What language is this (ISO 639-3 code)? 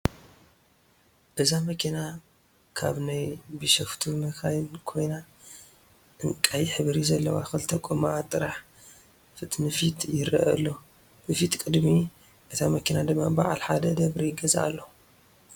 tir